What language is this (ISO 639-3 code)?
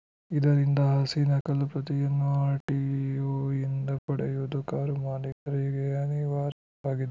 kan